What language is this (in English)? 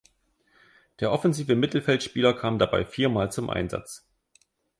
German